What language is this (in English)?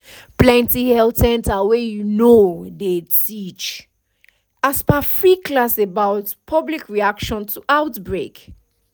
Nigerian Pidgin